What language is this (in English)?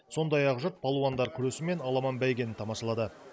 Kazakh